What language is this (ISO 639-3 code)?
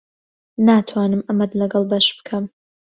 ckb